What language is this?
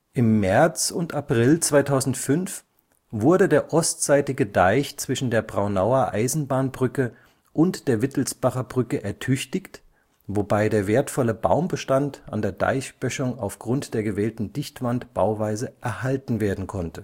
German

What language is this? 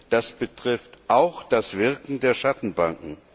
German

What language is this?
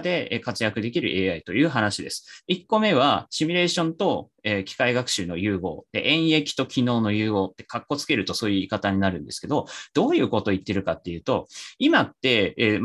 Japanese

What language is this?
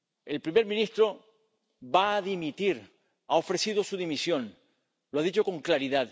Spanish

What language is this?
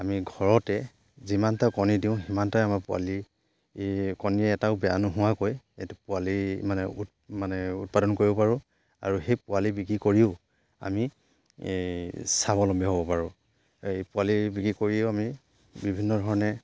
Assamese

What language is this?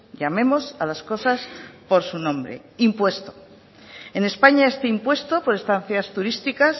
Spanish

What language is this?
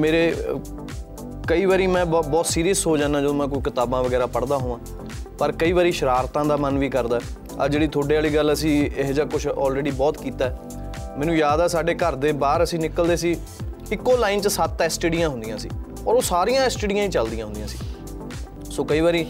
Punjabi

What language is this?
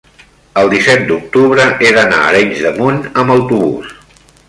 Catalan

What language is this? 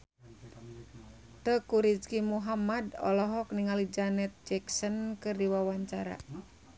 Sundanese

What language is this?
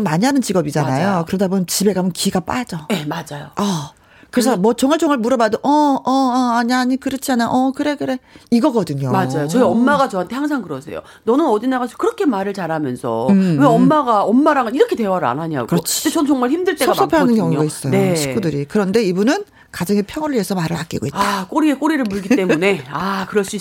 Korean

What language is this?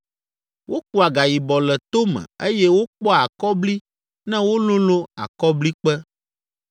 Ewe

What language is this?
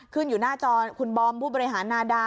Thai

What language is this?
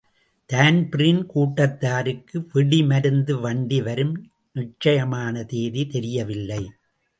Tamil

